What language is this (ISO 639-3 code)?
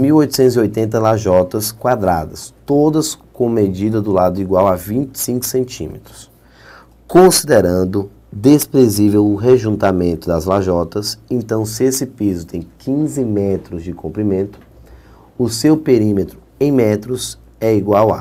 por